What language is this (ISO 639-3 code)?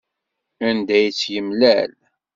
kab